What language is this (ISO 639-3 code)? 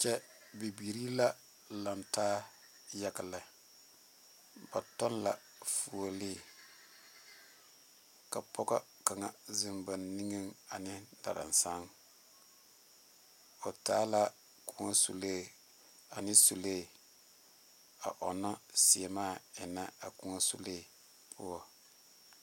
dga